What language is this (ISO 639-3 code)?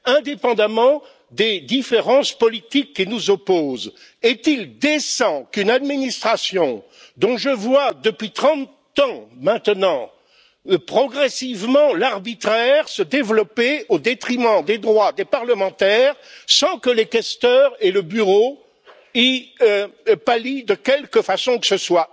fra